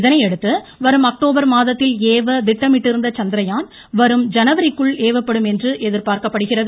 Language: Tamil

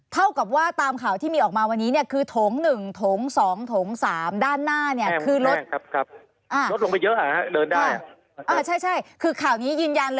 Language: Thai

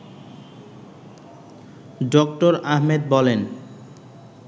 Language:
Bangla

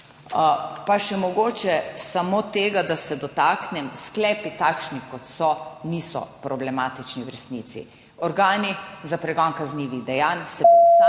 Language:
Slovenian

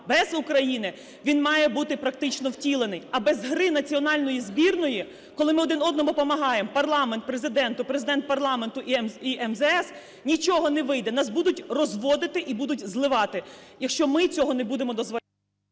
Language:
Ukrainian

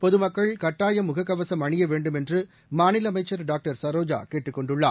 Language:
Tamil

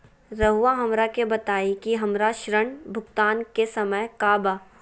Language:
Magahi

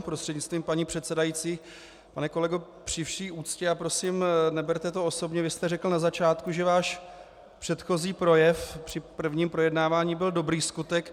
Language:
Czech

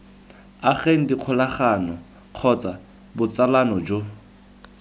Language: Tswana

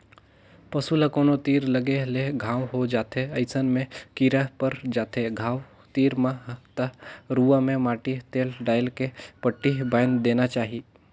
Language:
Chhattisgarhi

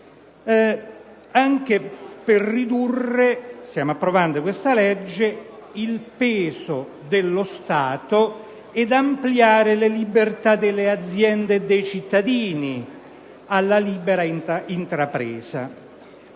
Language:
Italian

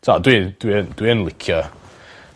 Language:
Welsh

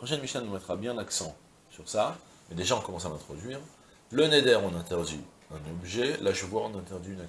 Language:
French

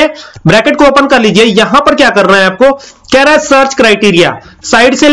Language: Hindi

